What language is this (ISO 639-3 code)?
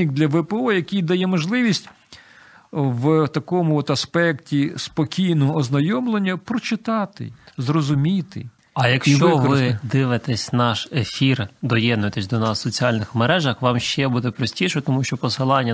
ukr